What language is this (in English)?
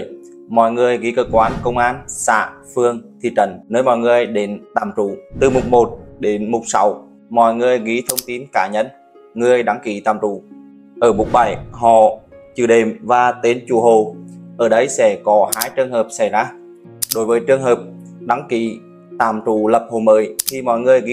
Vietnamese